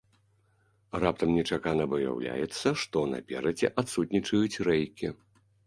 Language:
Belarusian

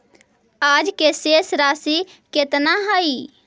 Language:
Magahi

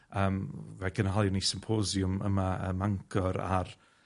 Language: Welsh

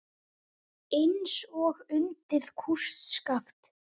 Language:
Icelandic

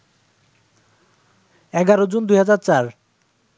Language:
Bangla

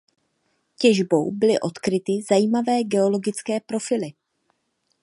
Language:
Czech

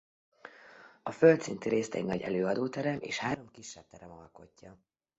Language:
Hungarian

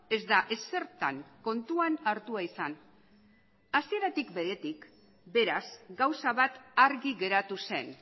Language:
Basque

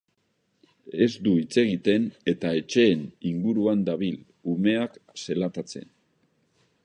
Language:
Basque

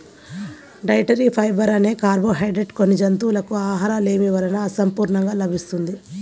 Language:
Telugu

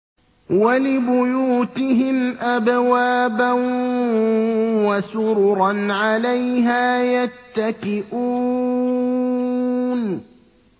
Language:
Arabic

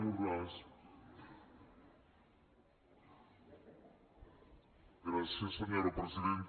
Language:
Catalan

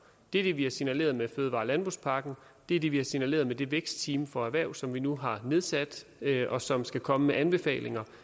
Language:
Danish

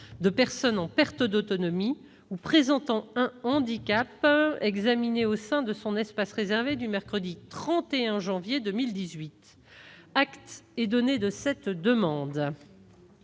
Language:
French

